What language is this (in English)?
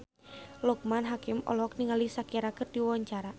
Sundanese